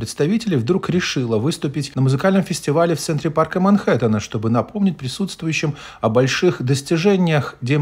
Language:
Russian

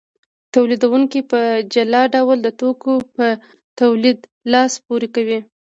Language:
Pashto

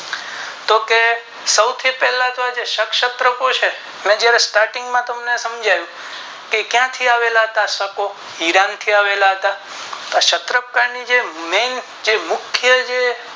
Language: Gujarati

